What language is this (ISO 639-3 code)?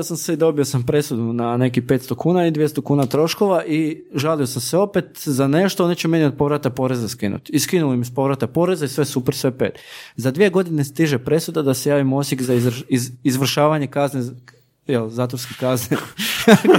hrv